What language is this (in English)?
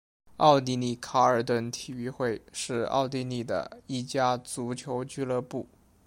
Chinese